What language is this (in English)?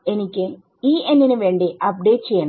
Malayalam